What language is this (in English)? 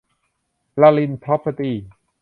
Thai